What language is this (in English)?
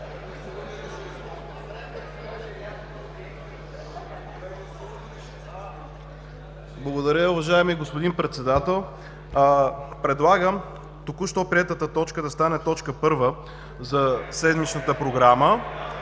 Bulgarian